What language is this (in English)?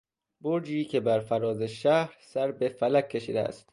Persian